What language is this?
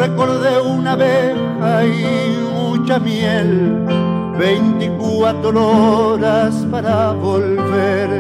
Spanish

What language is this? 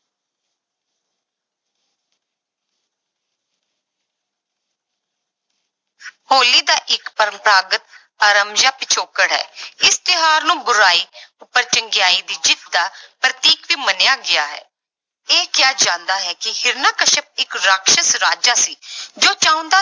Punjabi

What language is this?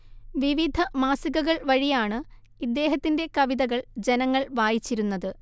Malayalam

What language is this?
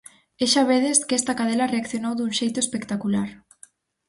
Galician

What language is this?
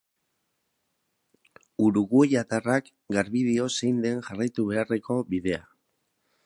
Basque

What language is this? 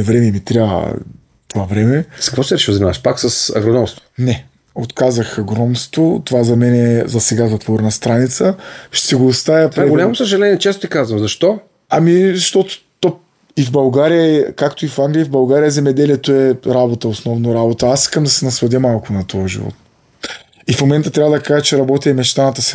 Bulgarian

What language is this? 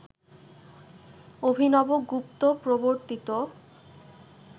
Bangla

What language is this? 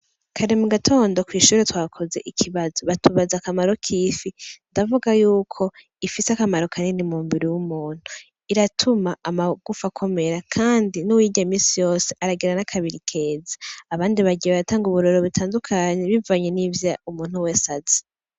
Rundi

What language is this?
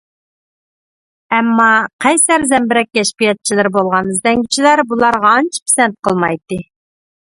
Uyghur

